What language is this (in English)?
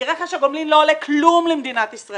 Hebrew